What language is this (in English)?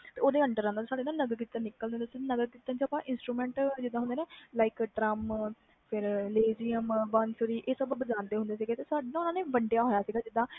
Punjabi